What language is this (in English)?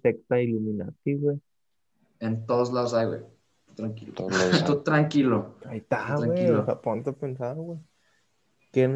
Spanish